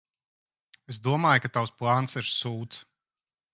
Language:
Latvian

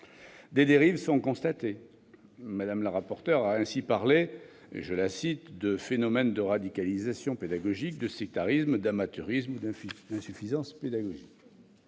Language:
French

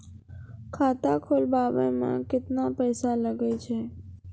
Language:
Maithili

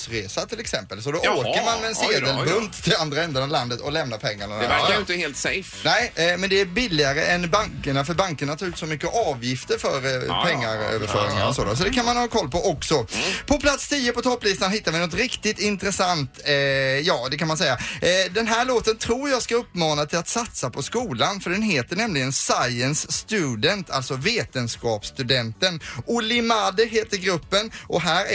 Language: Swedish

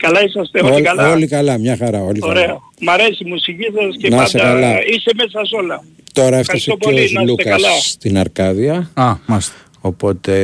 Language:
Greek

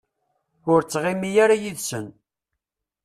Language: Kabyle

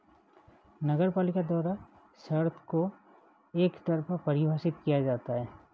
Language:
Hindi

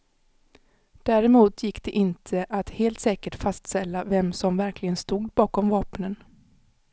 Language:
Swedish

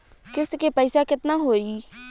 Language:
Bhojpuri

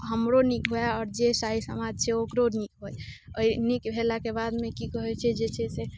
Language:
Maithili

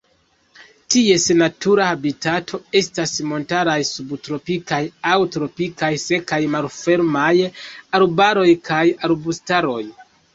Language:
Esperanto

